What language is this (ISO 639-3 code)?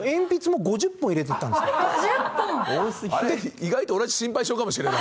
jpn